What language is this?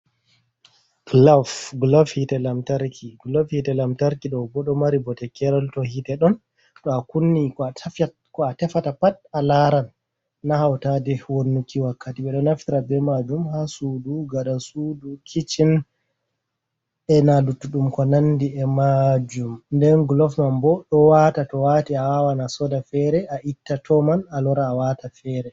Fula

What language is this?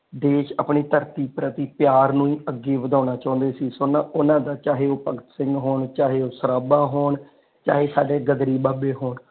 Punjabi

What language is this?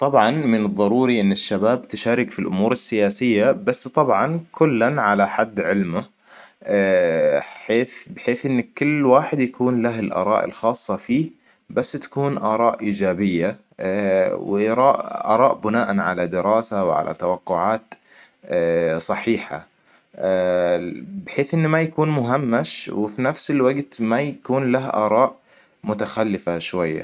Hijazi Arabic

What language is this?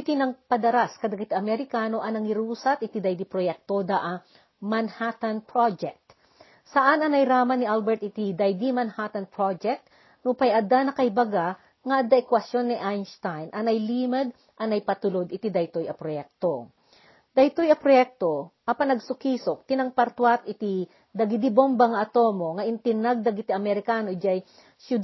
Filipino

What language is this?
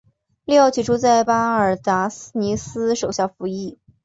Chinese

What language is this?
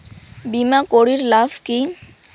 Bangla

